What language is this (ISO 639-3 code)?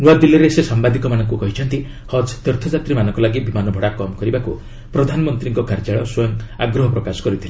ori